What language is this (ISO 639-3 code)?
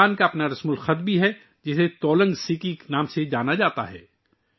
urd